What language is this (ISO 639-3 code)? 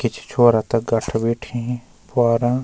gbm